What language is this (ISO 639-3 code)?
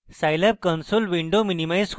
ben